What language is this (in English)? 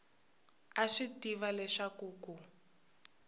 Tsonga